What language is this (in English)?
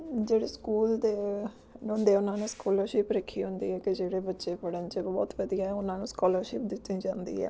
Punjabi